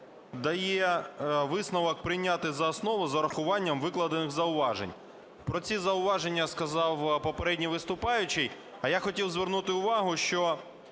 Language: Ukrainian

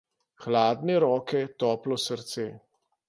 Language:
Slovenian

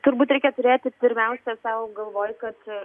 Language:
Lithuanian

